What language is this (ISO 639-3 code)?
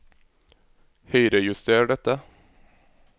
nor